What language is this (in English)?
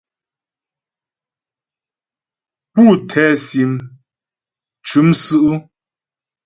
Ghomala